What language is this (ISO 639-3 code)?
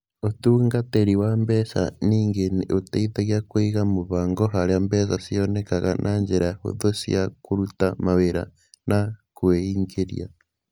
kik